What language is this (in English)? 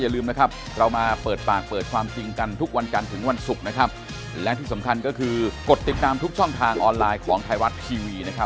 Thai